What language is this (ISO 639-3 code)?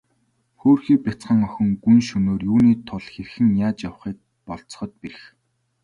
mon